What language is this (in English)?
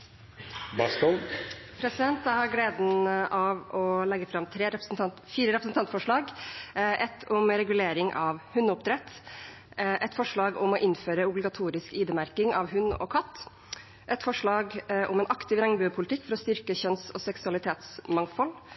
Norwegian